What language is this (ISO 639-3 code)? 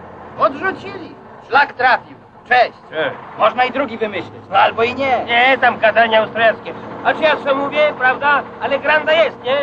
pol